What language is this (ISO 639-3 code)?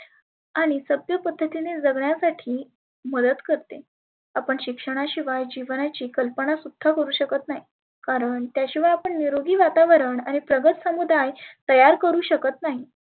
mar